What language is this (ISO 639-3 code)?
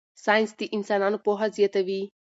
pus